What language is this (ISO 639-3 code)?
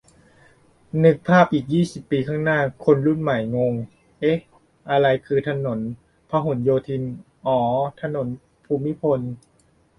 tha